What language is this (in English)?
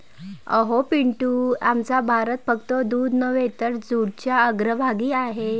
Marathi